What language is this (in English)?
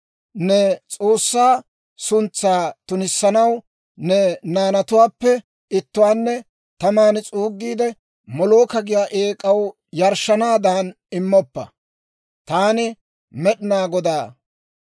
Dawro